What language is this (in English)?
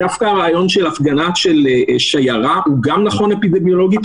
Hebrew